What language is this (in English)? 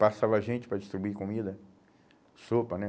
Portuguese